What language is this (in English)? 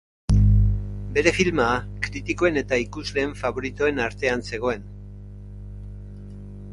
Basque